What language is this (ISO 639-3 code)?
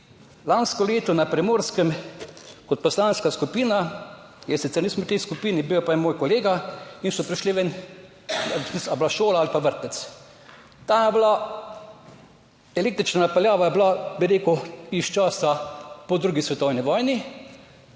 slv